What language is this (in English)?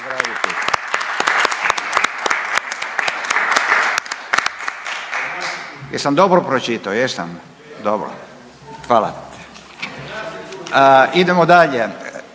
Croatian